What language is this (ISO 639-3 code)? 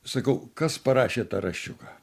lit